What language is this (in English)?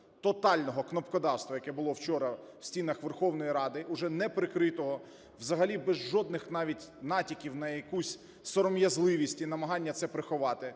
Ukrainian